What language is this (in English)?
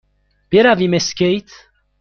Persian